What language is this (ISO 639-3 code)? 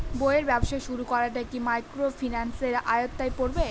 ben